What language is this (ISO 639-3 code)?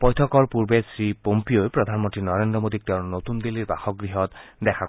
asm